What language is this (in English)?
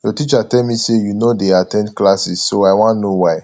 Nigerian Pidgin